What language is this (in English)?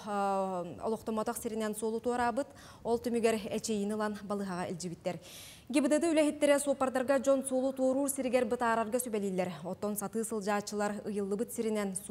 Turkish